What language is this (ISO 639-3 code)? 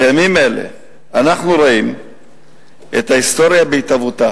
heb